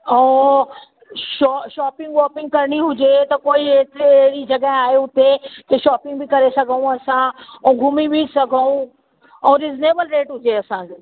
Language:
Sindhi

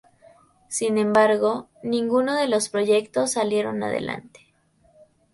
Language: Spanish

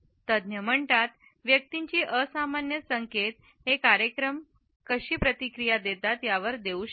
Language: Marathi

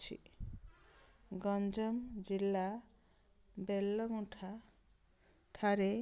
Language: Odia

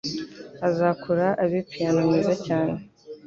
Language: Kinyarwanda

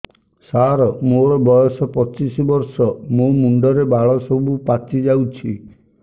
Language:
Odia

